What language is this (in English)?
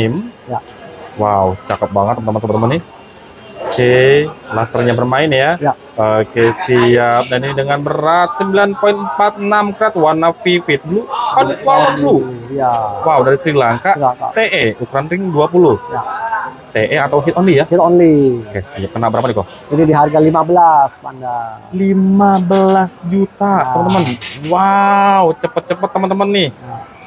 Indonesian